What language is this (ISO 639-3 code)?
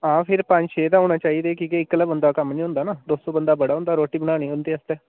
doi